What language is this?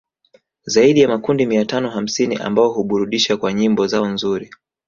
Swahili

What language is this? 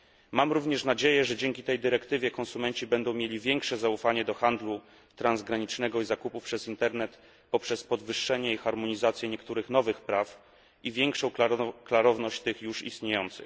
Polish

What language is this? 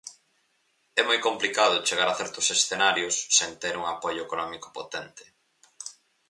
Galician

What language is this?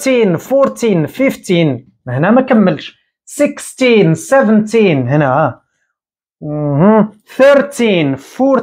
Arabic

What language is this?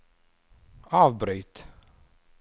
Norwegian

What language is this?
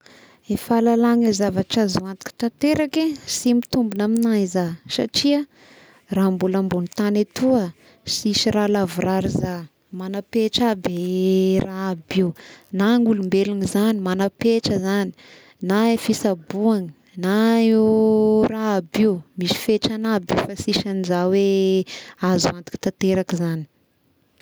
Tesaka Malagasy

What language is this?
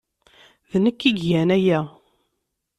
Kabyle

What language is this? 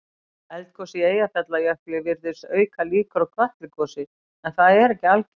Icelandic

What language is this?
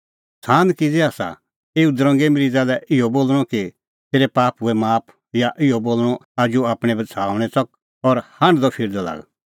Kullu Pahari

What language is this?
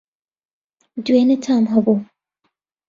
Central Kurdish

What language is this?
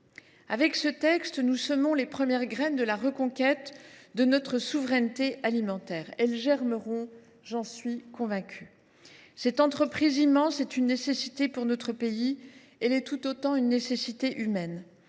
French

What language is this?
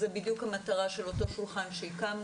Hebrew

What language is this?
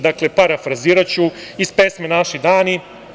Serbian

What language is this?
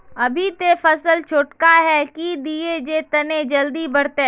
Magahi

